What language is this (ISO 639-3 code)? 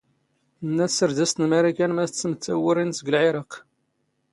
zgh